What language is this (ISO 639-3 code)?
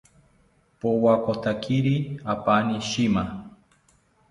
cpy